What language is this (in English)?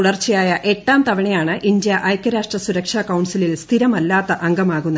Malayalam